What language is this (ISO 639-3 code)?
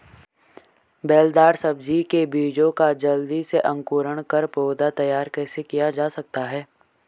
hin